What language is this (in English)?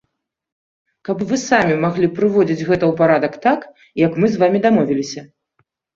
Belarusian